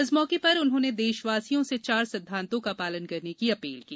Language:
Hindi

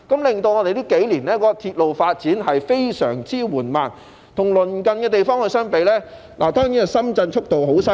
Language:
Cantonese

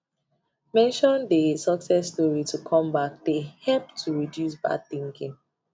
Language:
Nigerian Pidgin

